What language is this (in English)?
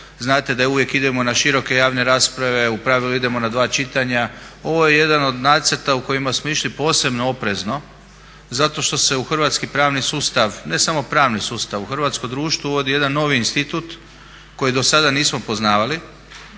Croatian